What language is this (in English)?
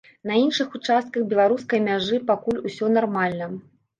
Belarusian